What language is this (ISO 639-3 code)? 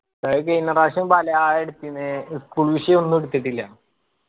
mal